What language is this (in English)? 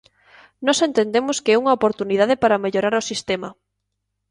Galician